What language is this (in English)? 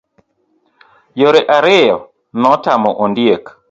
Luo (Kenya and Tanzania)